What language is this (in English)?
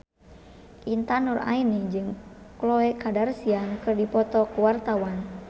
Sundanese